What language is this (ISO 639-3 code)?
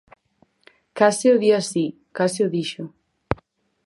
glg